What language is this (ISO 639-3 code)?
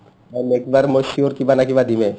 asm